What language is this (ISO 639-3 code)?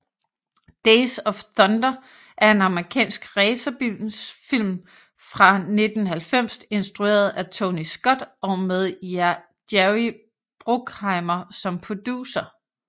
dan